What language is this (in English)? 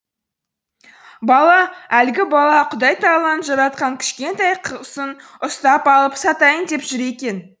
Kazakh